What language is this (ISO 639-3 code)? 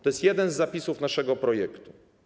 pol